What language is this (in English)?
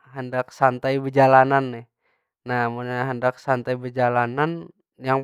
Banjar